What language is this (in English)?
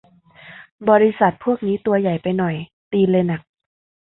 Thai